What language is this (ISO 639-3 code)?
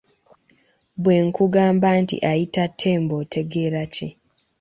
lug